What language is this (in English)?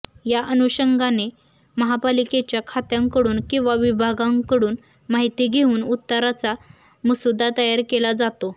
Marathi